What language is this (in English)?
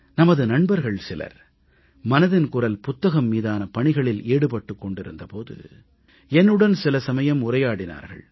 Tamil